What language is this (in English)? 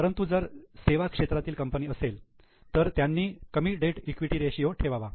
Marathi